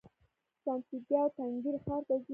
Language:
Pashto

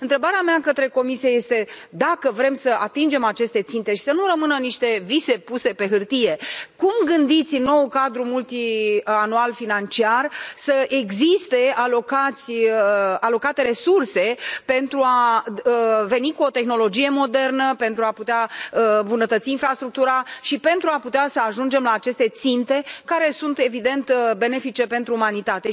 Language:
Romanian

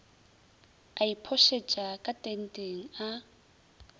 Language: Northern Sotho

